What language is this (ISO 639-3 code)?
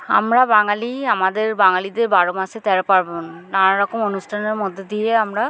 ben